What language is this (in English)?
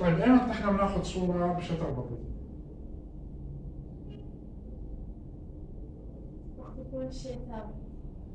Arabic